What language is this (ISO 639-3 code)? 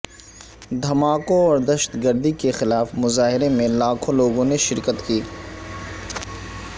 urd